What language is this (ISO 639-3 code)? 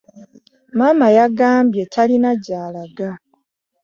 lug